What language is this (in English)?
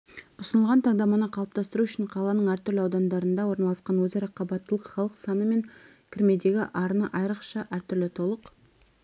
Kazakh